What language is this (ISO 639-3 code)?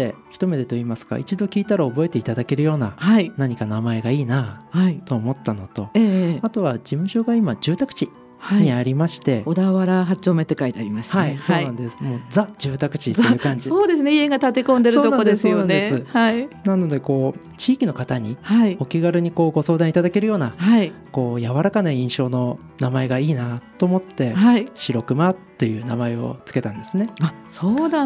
jpn